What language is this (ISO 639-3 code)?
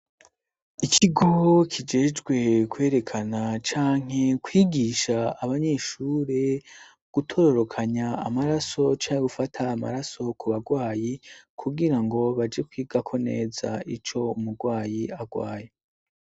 run